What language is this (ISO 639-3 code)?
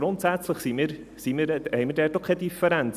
gsw